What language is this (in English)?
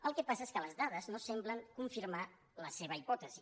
Catalan